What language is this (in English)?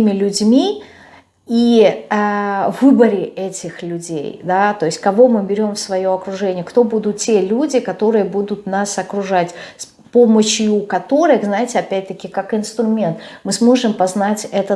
Russian